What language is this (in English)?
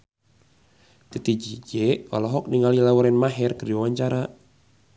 Sundanese